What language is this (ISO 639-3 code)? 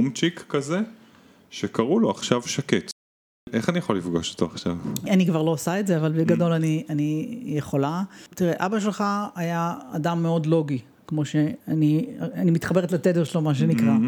heb